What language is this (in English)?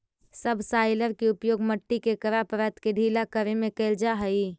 Magahi